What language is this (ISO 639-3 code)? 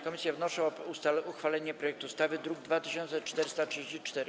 pol